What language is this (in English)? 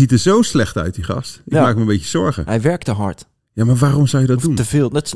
Dutch